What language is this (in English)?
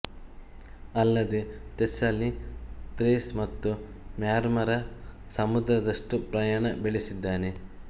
Kannada